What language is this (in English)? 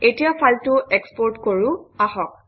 Assamese